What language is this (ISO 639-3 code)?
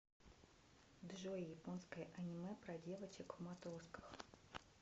rus